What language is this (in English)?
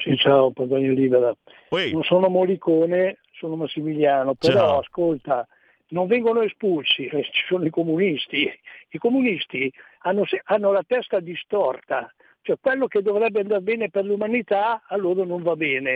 Italian